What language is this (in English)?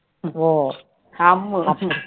Tamil